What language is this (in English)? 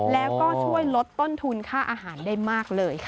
Thai